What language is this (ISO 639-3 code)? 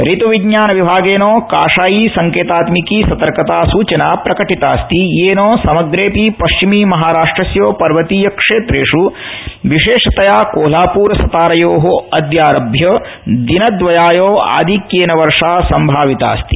san